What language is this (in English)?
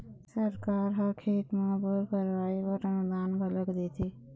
Chhattisgarhi